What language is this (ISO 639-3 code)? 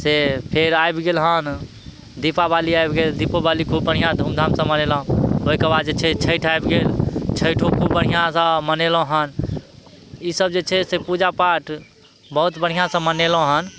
mai